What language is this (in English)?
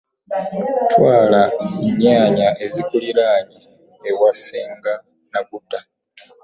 Ganda